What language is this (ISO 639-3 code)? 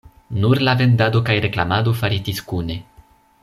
epo